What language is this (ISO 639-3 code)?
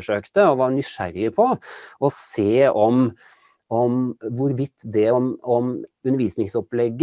nor